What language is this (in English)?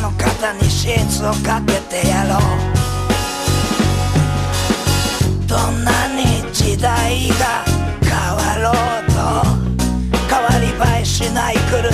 Czech